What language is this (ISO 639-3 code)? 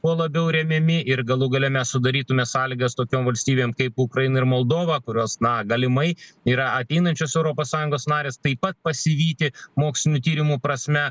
lit